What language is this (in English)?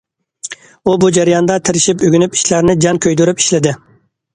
Uyghur